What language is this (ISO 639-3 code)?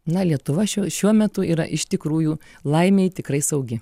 lit